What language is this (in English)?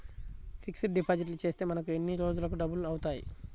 Telugu